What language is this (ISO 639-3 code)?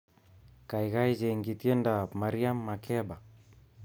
kln